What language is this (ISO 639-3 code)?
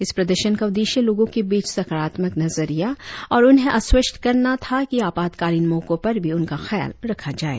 hin